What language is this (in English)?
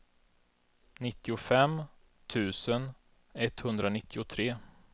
Swedish